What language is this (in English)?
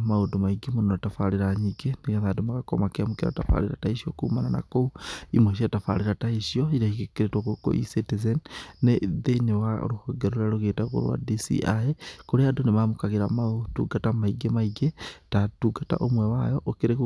Kikuyu